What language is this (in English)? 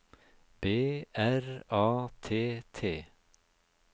Norwegian